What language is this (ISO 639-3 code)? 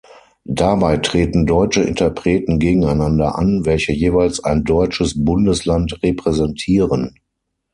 deu